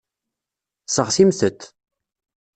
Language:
Kabyle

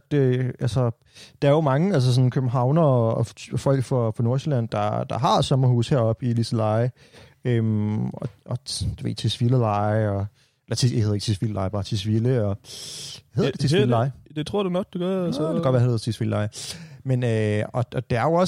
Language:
Danish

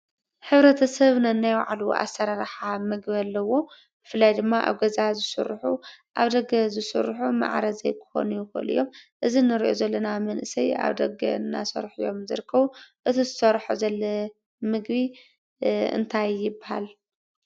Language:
Tigrinya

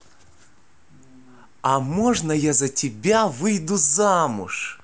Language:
Russian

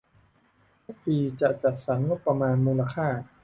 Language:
Thai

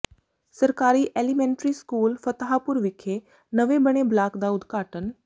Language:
Punjabi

